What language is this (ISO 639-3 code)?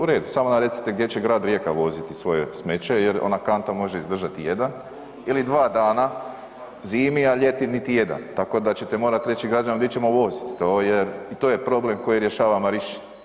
hrv